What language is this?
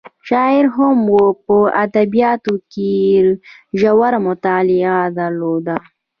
Pashto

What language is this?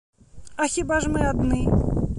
Belarusian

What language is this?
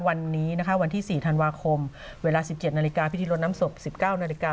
Thai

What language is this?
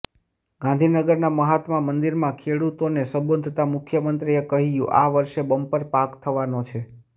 Gujarati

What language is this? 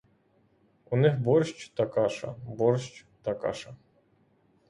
Ukrainian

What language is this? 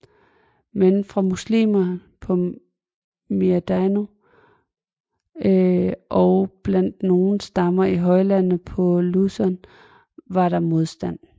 Danish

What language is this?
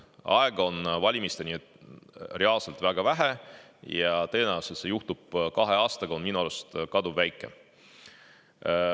Estonian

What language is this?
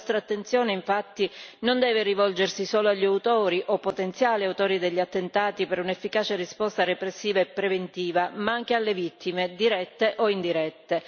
Italian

